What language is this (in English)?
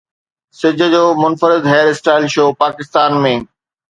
Sindhi